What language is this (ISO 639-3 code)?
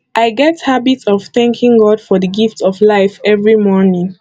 pcm